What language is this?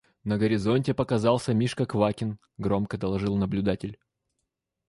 Russian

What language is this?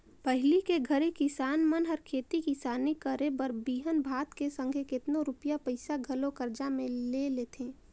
Chhattisgarhi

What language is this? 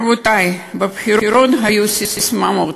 Hebrew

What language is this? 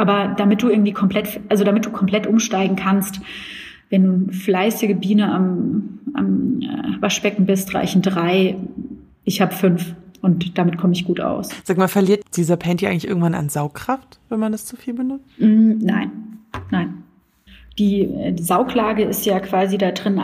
German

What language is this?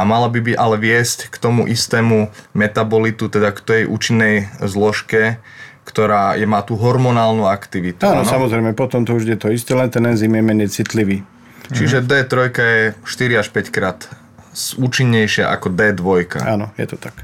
Slovak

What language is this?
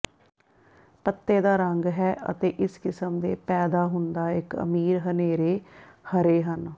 Punjabi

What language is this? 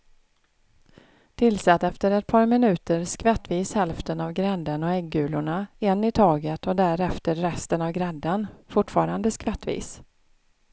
Swedish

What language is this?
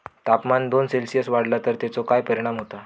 Marathi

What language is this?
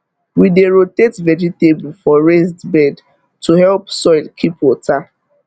Nigerian Pidgin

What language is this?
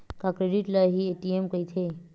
Chhattisgarhi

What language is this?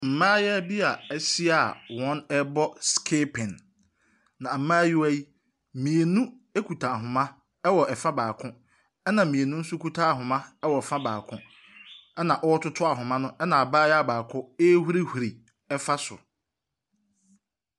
Akan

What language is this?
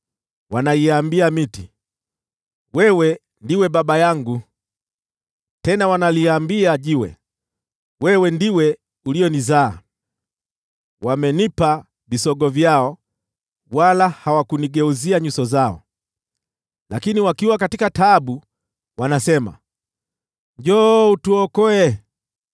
Swahili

